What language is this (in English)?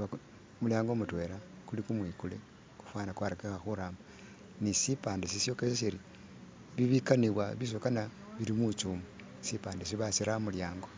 Masaaba